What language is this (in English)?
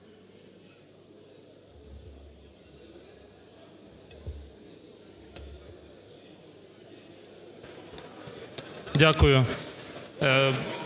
Ukrainian